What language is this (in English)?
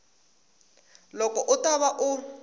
Tsonga